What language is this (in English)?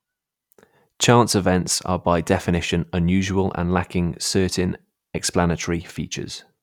English